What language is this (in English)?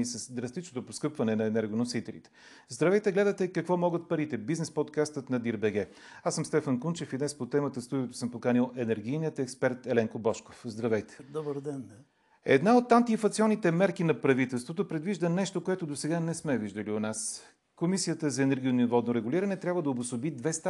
Bulgarian